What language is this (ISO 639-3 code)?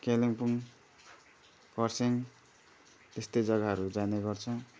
nep